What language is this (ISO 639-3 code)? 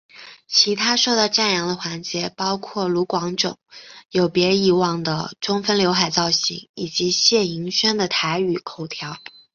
zho